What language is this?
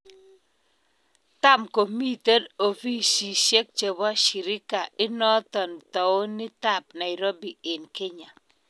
Kalenjin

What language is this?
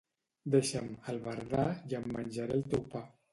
Catalan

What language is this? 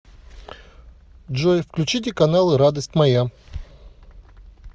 Russian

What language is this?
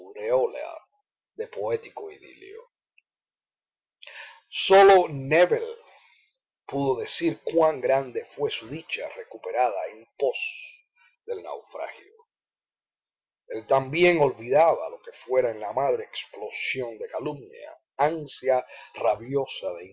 Spanish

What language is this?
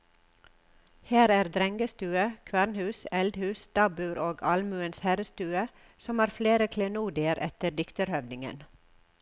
Norwegian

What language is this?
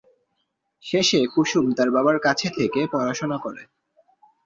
Bangla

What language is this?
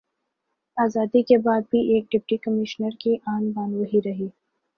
Urdu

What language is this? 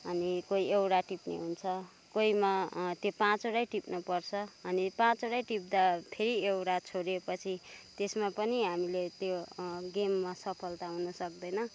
Nepali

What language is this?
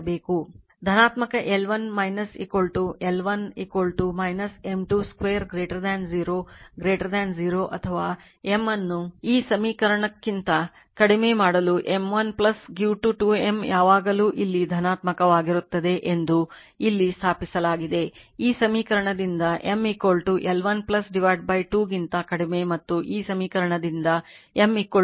Kannada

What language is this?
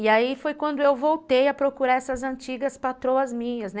Portuguese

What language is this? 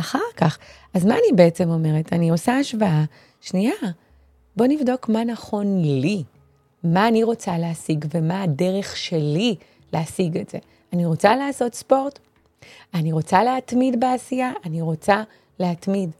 Hebrew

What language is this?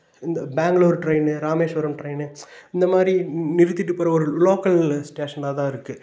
Tamil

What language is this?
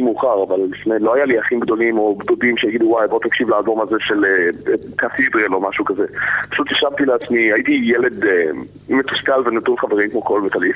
Hebrew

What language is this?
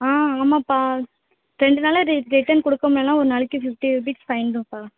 Tamil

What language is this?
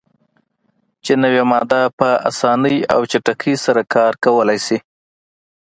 Pashto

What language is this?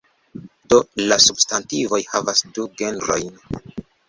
Esperanto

